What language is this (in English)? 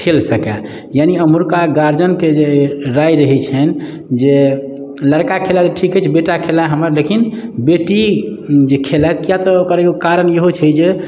Maithili